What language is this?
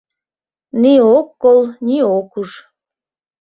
Mari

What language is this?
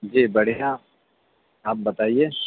Urdu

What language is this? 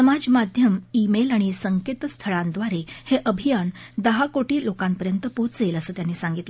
Marathi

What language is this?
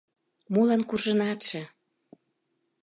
Mari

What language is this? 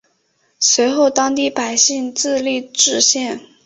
Chinese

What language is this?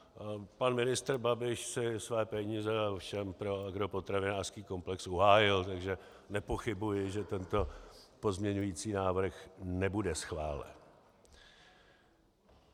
Czech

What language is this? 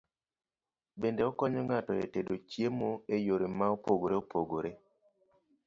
Luo (Kenya and Tanzania)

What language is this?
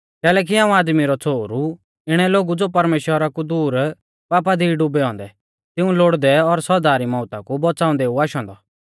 Mahasu Pahari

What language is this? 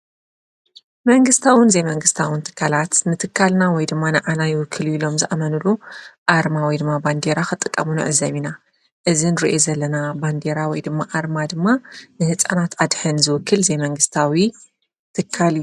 Tigrinya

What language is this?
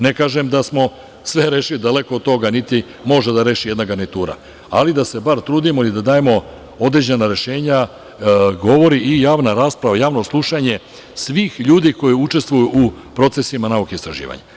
Serbian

